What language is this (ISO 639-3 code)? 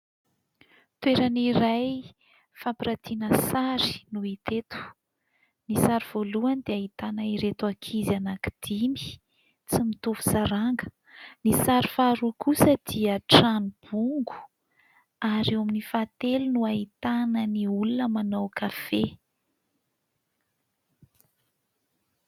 mlg